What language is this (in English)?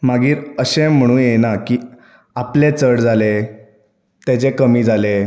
Konkani